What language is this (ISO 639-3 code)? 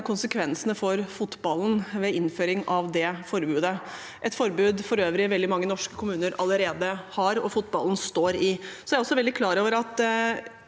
nor